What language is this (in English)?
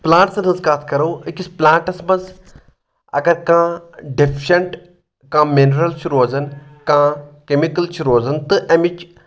Kashmiri